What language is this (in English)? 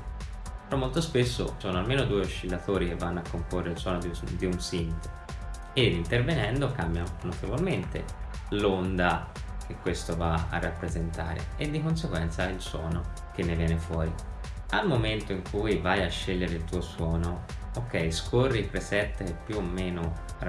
Italian